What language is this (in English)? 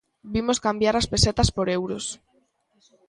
Galician